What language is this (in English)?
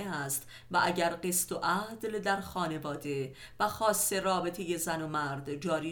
Persian